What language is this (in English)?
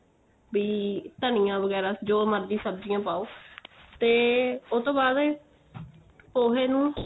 Punjabi